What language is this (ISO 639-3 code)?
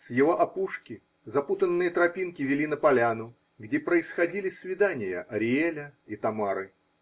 rus